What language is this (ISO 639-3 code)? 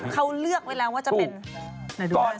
tha